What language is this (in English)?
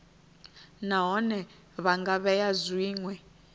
Venda